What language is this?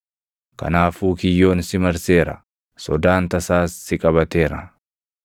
Oromo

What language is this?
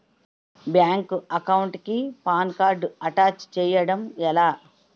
Telugu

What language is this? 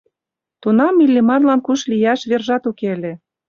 Mari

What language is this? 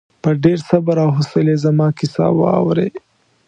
Pashto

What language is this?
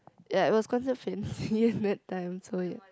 English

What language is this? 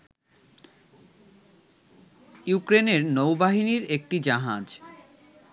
Bangla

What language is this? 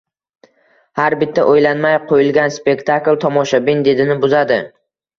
Uzbek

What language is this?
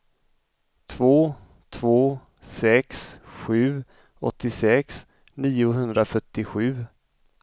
Swedish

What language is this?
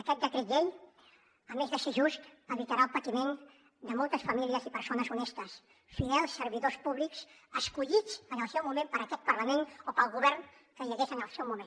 Catalan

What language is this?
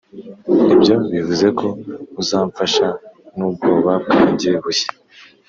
Kinyarwanda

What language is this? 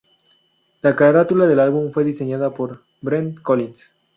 Spanish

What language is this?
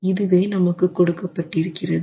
Tamil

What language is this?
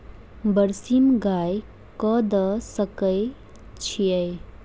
Maithili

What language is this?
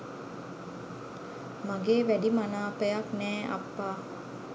Sinhala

